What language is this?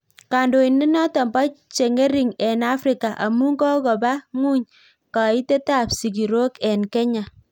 Kalenjin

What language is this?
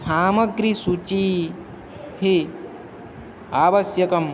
Sanskrit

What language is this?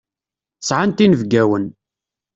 Kabyle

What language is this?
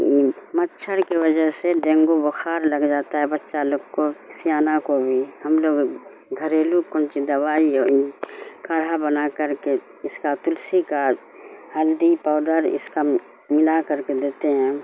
Urdu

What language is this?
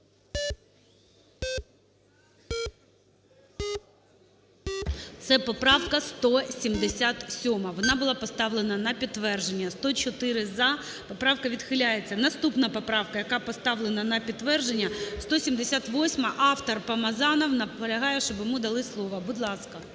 Ukrainian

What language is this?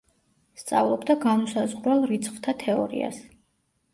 Georgian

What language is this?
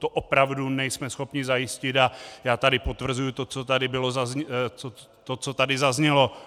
Czech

